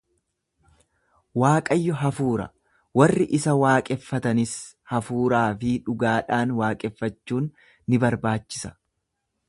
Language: Oromo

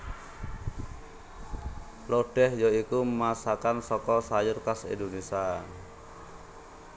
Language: Javanese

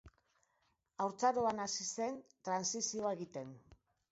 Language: Basque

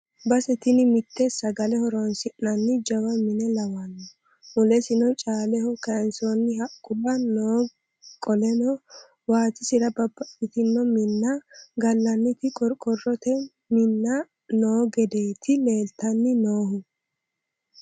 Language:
Sidamo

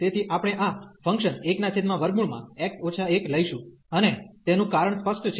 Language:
Gujarati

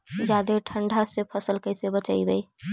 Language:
Magahi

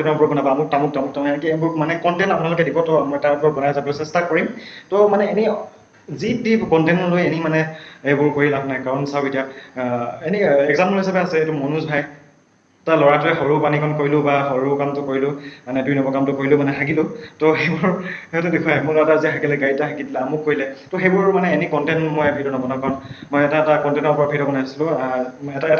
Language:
Assamese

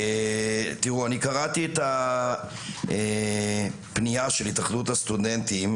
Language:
Hebrew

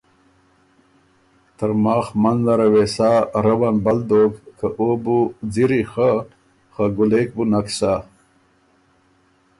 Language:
Ormuri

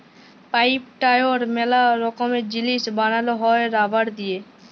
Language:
Bangla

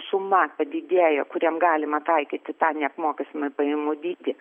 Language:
Lithuanian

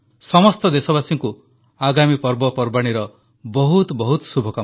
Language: Odia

